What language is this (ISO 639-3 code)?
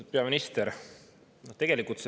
est